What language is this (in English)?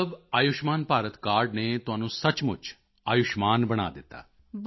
Punjabi